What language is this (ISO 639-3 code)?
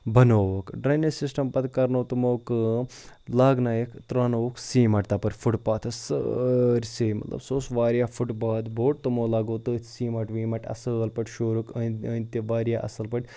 kas